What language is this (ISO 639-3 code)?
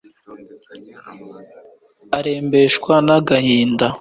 kin